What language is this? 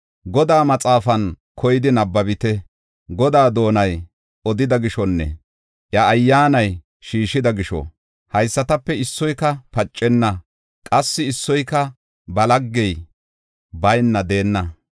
Gofa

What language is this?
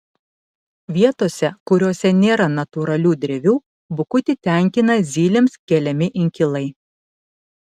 Lithuanian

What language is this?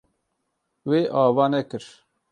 Kurdish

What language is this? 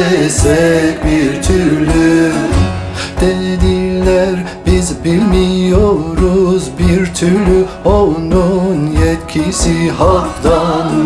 Turkish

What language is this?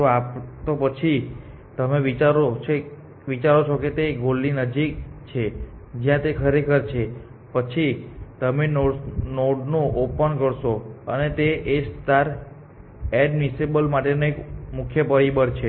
Gujarati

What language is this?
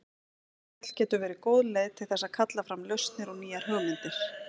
Icelandic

